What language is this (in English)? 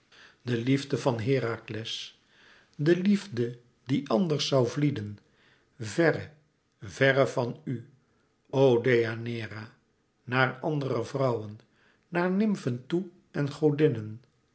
Dutch